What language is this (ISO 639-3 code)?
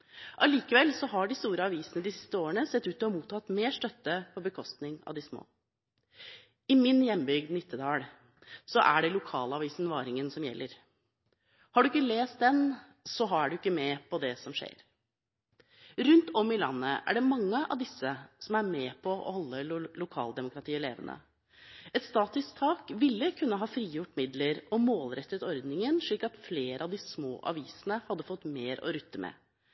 nob